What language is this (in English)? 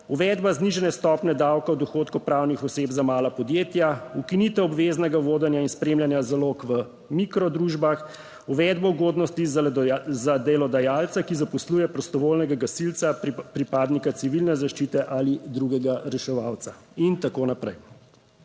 Slovenian